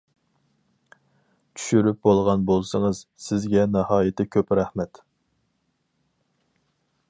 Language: Uyghur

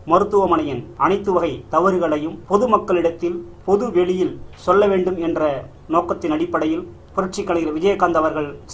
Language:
Tamil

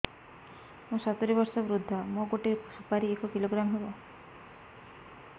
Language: Odia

